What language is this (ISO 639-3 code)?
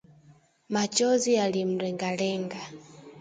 swa